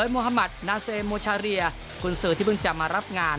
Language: Thai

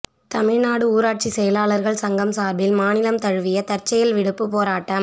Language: Tamil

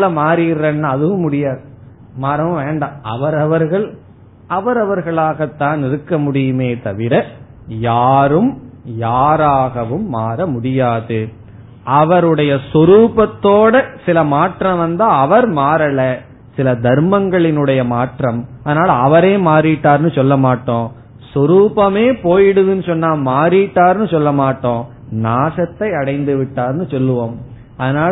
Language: Tamil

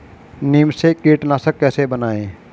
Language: Hindi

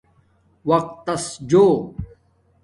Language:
Domaaki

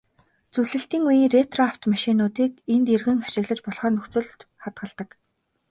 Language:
Mongolian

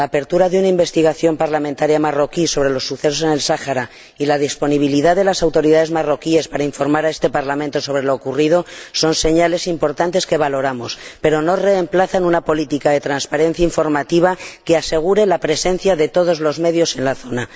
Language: Spanish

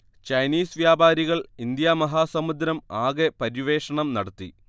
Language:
Malayalam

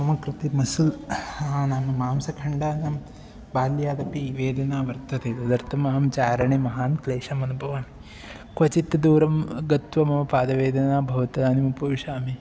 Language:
Sanskrit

